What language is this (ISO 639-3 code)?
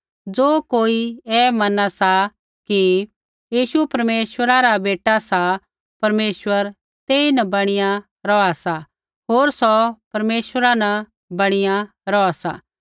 kfx